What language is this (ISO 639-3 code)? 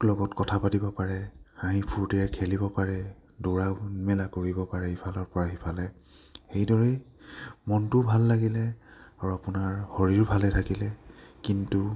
asm